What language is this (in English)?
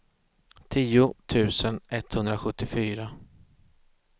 Swedish